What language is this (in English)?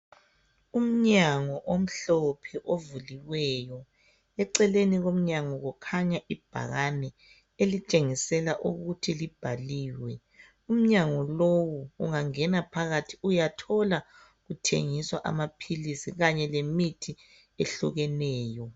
North Ndebele